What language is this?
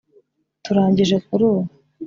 Kinyarwanda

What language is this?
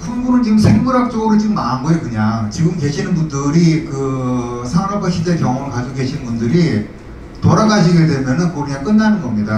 Korean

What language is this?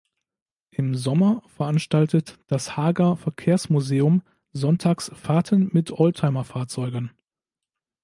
German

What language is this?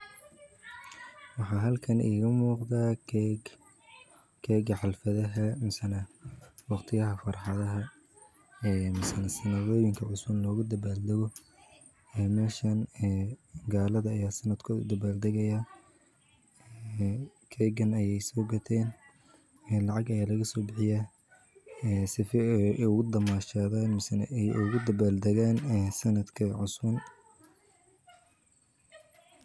Somali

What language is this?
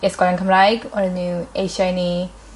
Welsh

